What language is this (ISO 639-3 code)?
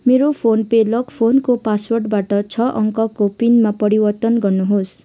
nep